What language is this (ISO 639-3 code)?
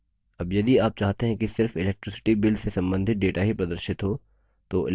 hin